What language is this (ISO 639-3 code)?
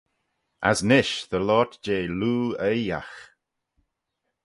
glv